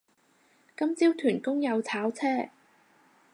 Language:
Cantonese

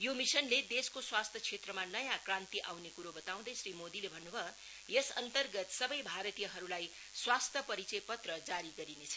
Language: Nepali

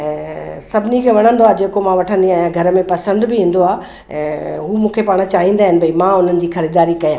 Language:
Sindhi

